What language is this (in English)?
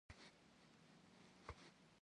Kabardian